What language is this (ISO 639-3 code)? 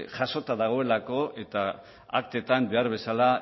eus